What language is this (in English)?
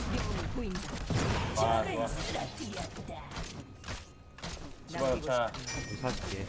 Korean